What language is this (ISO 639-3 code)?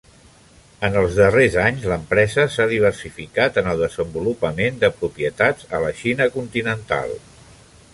cat